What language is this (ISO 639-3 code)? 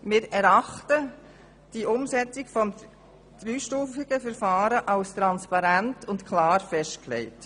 gsw